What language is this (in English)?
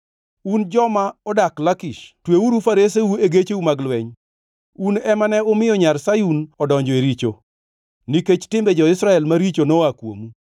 Luo (Kenya and Tanzania)